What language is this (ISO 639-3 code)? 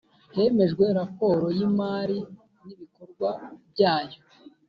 kin